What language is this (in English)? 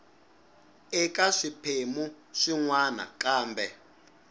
Tsonga